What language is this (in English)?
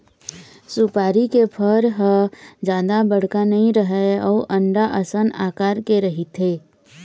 Chhattisgarhi